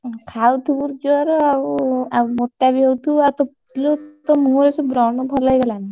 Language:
Odia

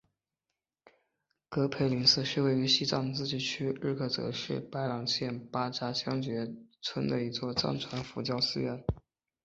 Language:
Chinese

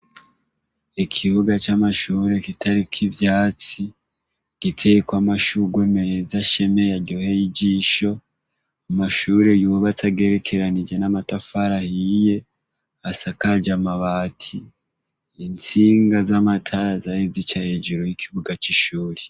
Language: Rundi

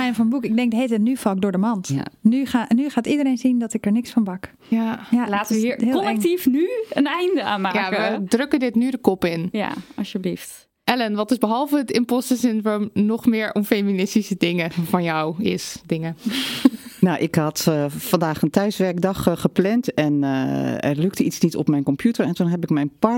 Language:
Dutch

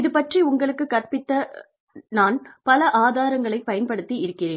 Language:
Tamil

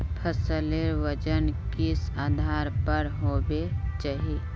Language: Magahi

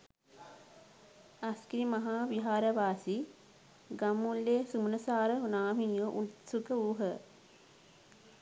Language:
Sinhala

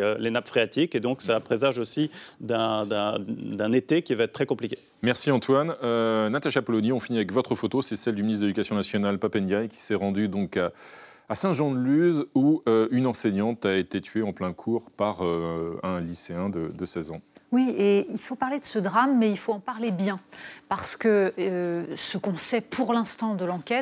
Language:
French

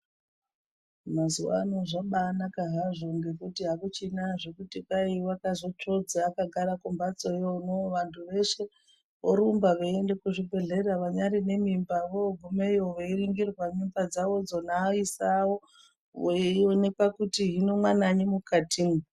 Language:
Ndau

